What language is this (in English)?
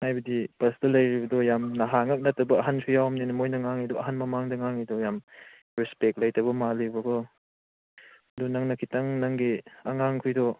Manipuri